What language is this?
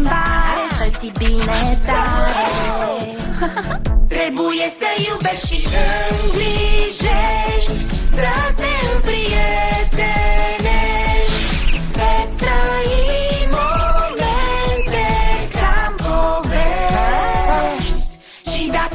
Romanian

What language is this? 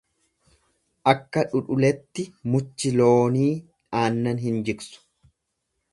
Oromo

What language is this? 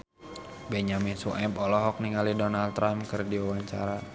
Sundanese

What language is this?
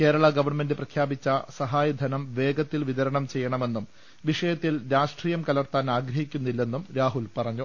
Malayalam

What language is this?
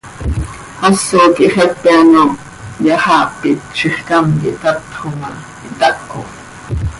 Seri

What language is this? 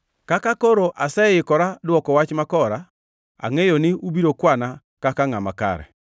Luo (Kenya and Tanzania)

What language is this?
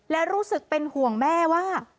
Thai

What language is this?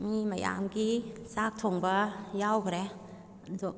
Manipuri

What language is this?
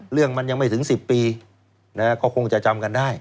Thai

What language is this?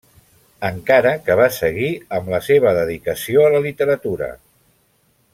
Catalan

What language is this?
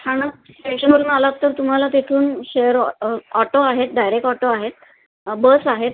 Marathi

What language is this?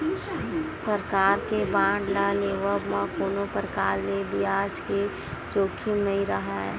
Chhattisgarhi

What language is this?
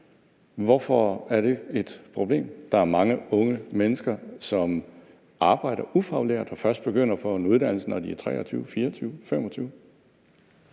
Danish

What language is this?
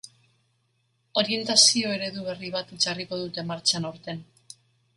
Basque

